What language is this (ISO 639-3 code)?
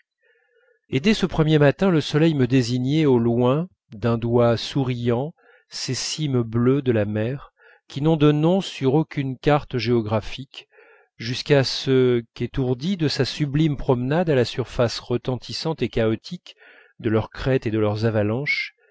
fra